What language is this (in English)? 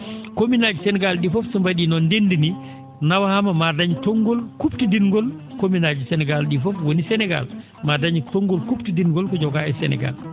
Fula